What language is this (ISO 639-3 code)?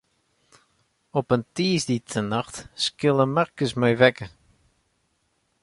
fry